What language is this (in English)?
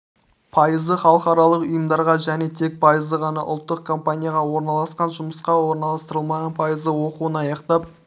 Kazakh